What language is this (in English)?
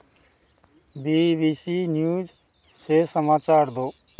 Hindi